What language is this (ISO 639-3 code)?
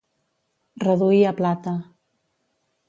cat